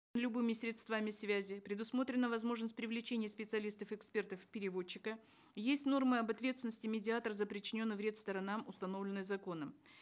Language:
Kazakh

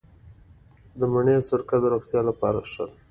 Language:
Pashto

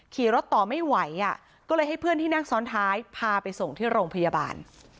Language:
Thai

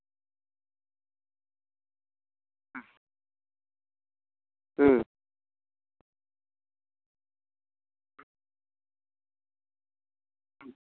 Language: Santali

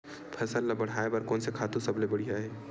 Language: Chhattisgarhi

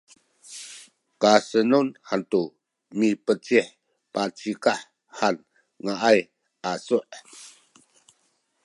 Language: Sakizaya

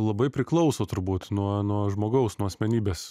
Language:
Lithuanian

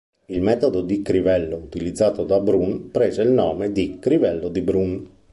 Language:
Italian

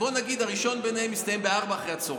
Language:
Hebrew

